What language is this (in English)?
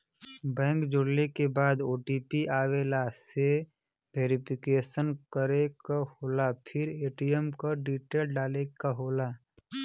Bhojpuri